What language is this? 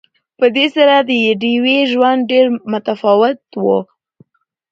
Pashto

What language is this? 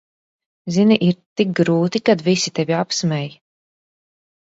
Latvian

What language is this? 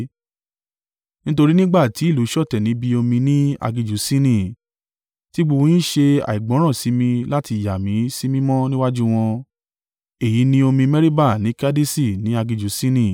Yoruba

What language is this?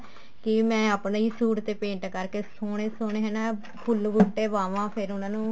Punjabi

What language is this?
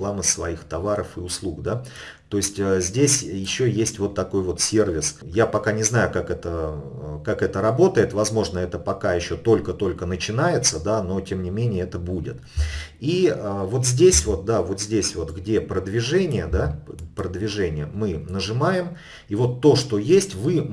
Russian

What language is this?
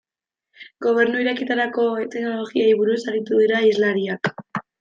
Basque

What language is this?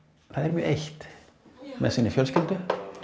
Icelandic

